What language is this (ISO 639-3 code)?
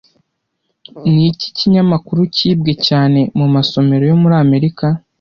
kin